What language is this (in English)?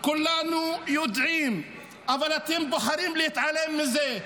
Hebrew